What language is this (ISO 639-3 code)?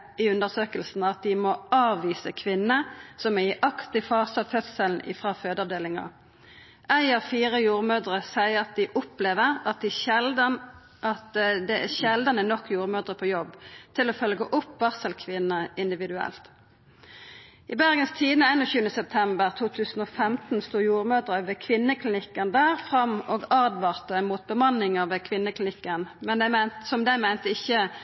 nno